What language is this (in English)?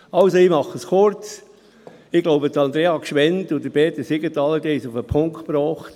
Swiss German